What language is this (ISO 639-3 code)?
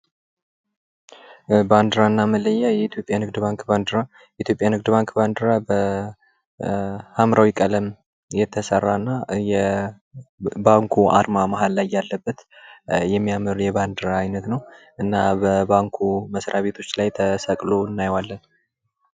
amh